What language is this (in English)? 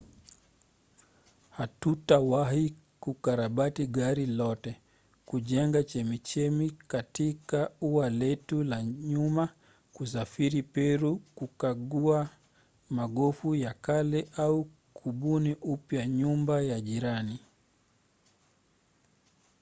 Swahili